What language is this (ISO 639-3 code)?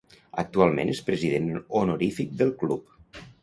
cat